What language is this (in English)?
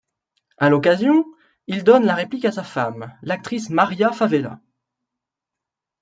French